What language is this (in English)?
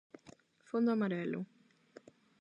Galician